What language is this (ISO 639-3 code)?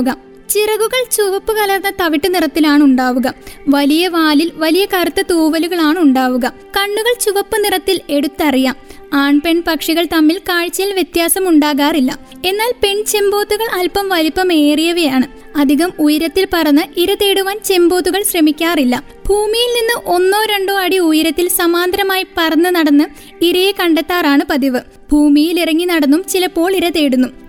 mal